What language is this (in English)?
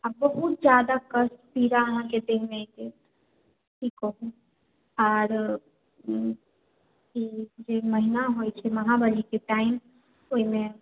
Maithili